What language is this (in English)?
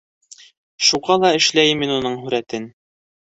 Bashkir